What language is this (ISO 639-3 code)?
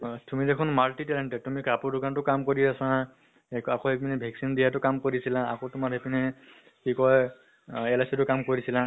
asm